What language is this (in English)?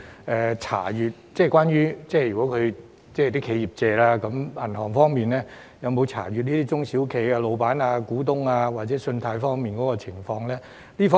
Cantonese